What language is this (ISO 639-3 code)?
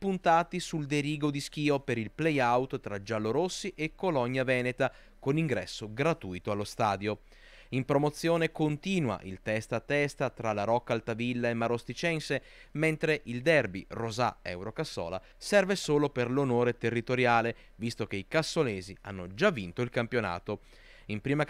ita